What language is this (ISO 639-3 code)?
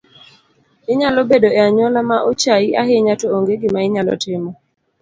luo